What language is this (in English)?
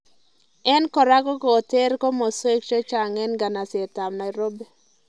Kalenjin